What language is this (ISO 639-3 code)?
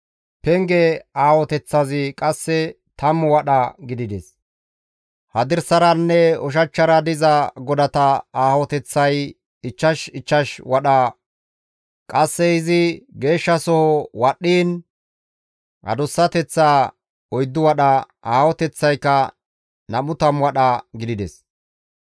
gmv